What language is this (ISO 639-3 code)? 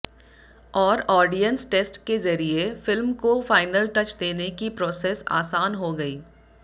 hin